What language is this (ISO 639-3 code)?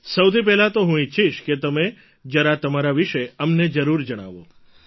guj